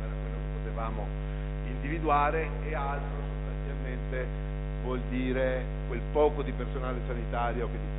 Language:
Italian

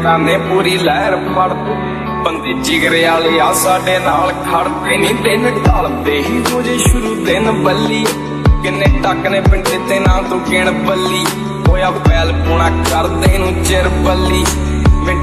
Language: Punjabi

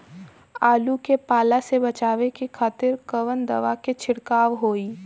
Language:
Bhojpuri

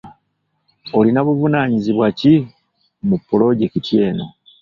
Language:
Ganda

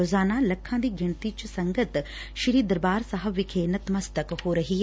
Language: Punjabi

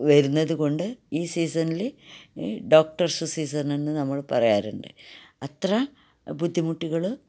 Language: Malayalam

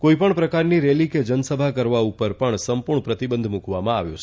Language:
Gujarati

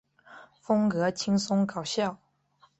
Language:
Chinese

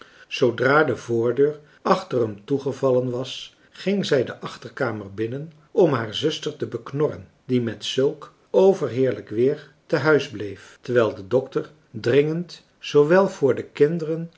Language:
Dutch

